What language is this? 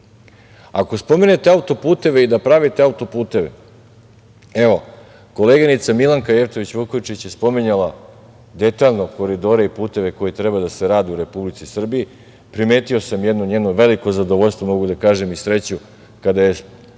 Serbian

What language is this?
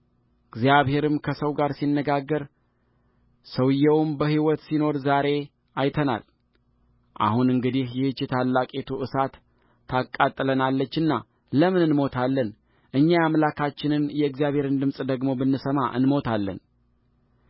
Amharic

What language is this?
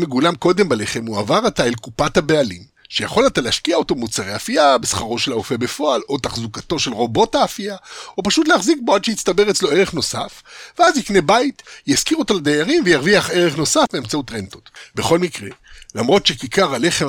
Hebrew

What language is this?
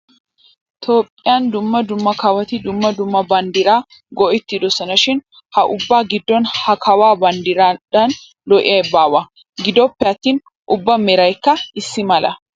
Wolaytta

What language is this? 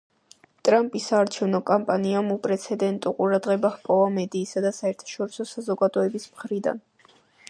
Georgian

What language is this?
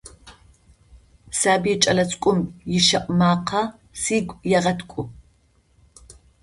Adyghe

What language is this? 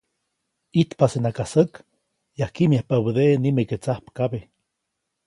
Copainalá Zoque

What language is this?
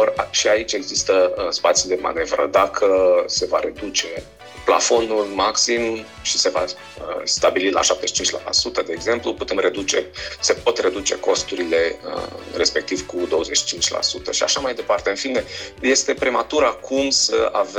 Romanian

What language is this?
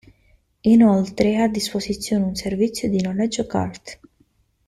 Italian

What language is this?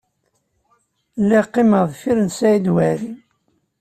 Kabyle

